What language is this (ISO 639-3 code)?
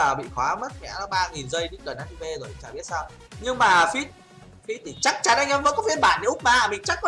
vie